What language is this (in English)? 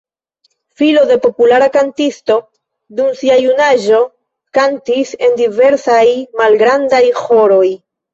Esperanto